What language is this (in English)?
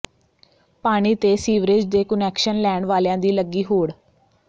Punjabi